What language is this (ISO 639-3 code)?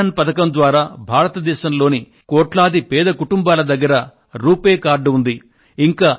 tel